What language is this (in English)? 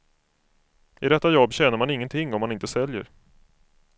Swedish